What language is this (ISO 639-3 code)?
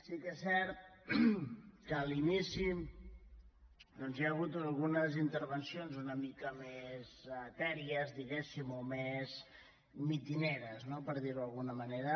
cat